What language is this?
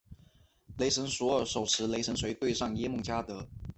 Chinese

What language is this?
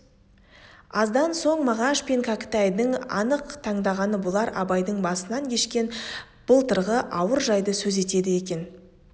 Kazakh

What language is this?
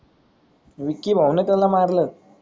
Marathi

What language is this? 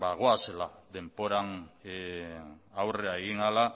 Basque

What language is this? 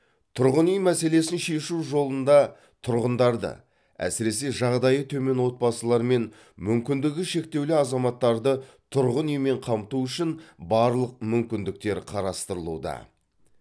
Kazakh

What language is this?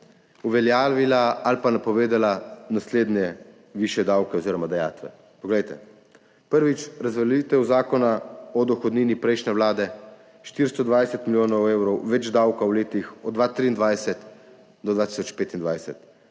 Slovenian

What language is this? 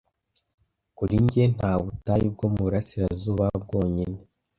Kinyarwanda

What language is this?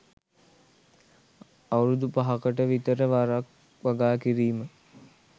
Sinhala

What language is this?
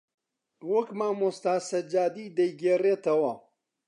Central Kurdish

